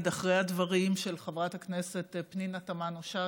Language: Hebrew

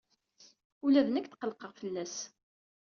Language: Kabyle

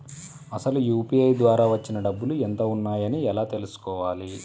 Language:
Telugu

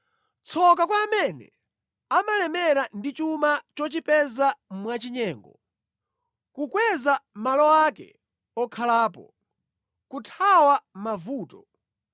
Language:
Nyanja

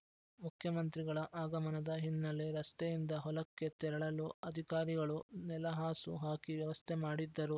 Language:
Kannada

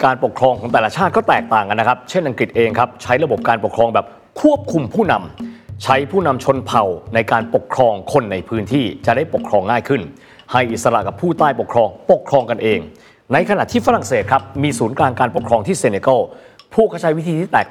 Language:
Thai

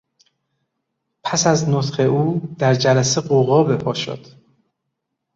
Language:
Persian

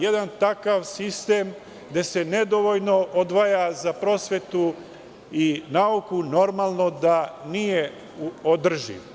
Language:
Serbian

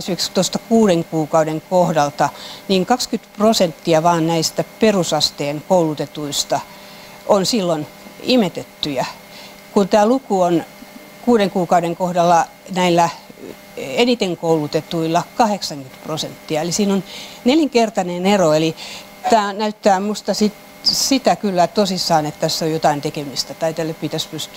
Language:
Finnish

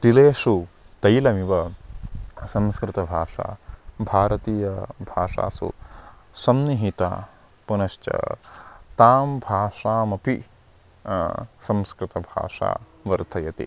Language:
Sanskrit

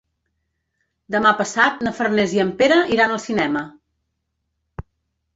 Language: Catalan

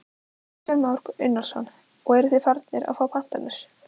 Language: Icelandic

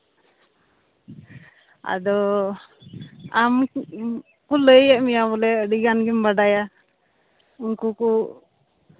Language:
Santali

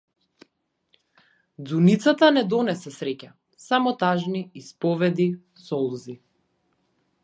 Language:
Macedonian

